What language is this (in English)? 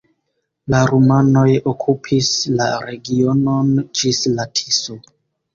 Esperanto